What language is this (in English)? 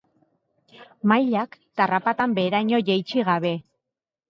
Basque